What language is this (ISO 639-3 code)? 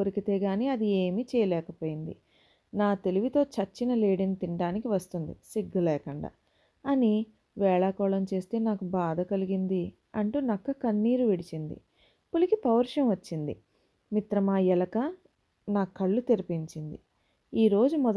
tel